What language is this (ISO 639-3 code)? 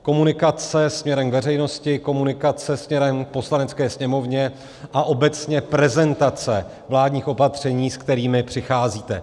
ces